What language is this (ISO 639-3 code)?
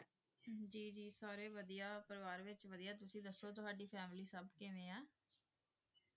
pan